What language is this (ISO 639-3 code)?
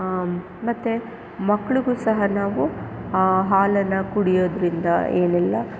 kan